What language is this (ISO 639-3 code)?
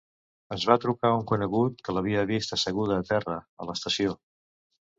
cat